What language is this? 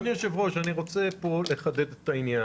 Hebrew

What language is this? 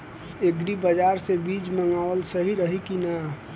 Bhojpuri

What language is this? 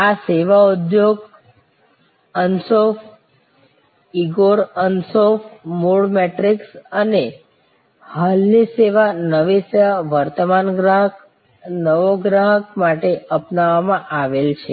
Gujarati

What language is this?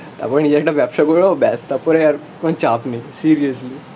Bangla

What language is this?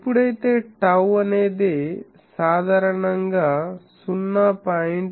Telugu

